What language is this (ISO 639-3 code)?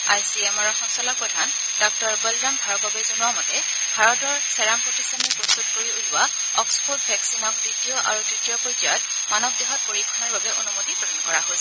asm